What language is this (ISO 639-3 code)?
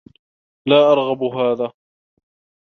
ara